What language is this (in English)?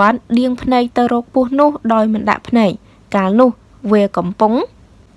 Vietnamese